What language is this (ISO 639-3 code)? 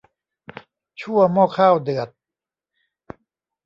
tha